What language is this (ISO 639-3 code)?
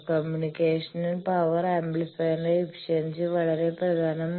mal